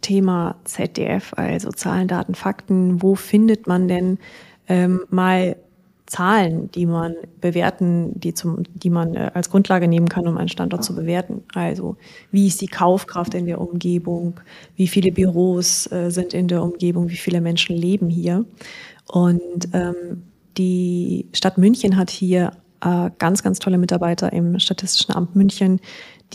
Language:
German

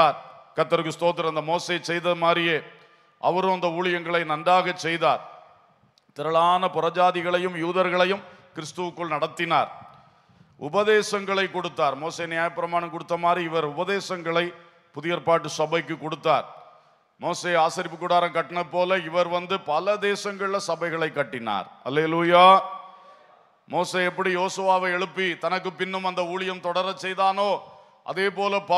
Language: Tamil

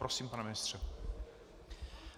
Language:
Czech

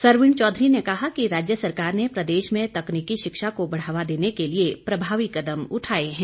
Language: Hindi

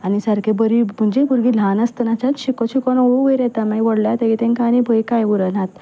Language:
Konkani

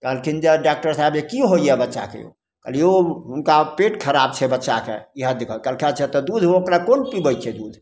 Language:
Maithili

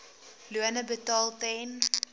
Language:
Afrikaans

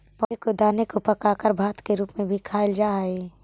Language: Magahi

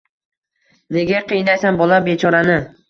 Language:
Uzbek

